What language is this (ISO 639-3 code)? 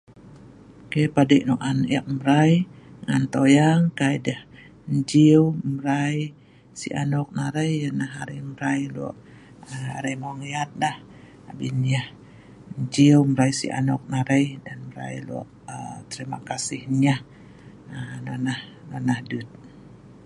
snv